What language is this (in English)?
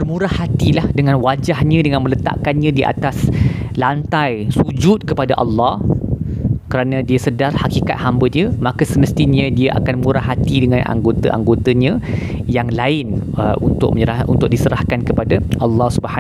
Malay